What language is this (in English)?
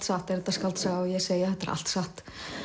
Icelandic